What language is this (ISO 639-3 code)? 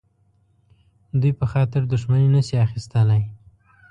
pus